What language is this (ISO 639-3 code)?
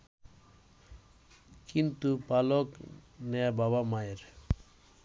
ben